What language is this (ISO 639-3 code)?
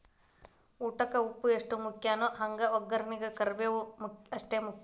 kan